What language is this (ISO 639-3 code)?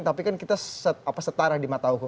ind